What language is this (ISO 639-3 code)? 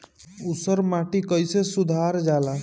bho